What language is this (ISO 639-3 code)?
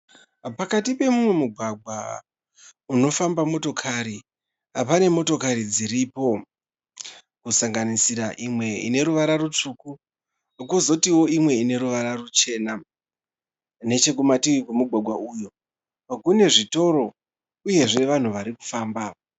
sna